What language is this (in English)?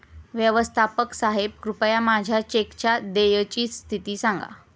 Marathi